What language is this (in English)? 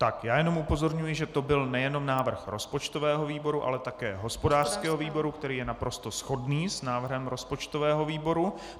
Czech